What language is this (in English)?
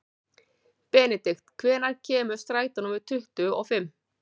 Icelandic